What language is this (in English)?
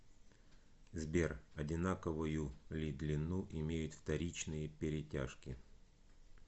Russian